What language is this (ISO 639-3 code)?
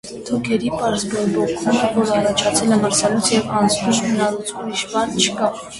hye